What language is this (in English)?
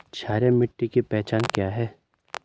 Hindi